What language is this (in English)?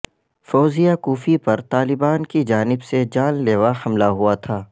Urdu